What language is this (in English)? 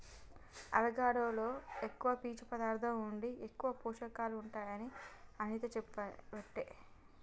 Telugu